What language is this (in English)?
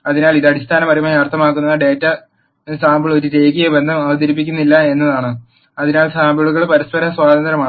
Malayalam